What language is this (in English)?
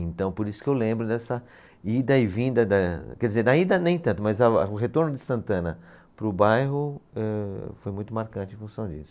Portuguese